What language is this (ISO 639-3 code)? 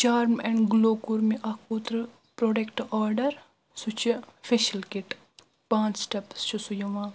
kas